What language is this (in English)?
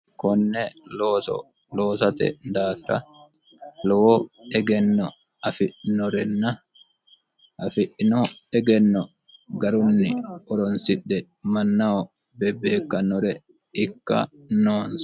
Sidamo